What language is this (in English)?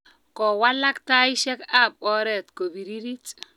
Kalenjin